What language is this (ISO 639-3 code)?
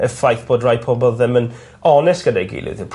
cym